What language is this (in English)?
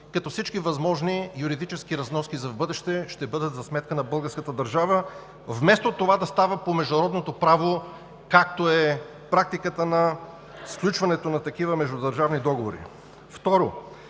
Bulgarian